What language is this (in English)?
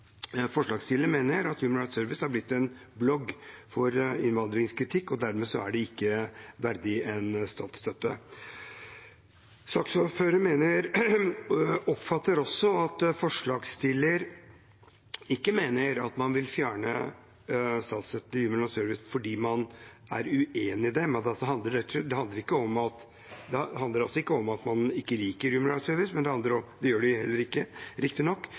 Norwegian Bokmål